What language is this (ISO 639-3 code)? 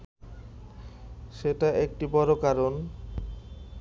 ben